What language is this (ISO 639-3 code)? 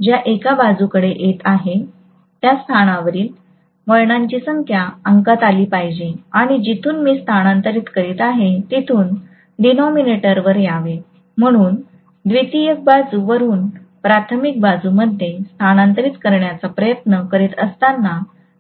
mar